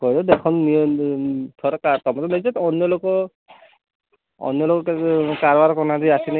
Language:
Odia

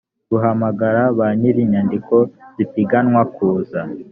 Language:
Kinyarwanda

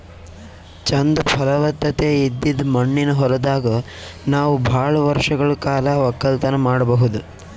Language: Kannada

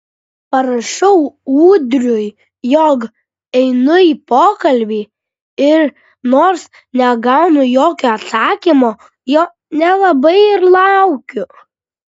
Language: Lithuanian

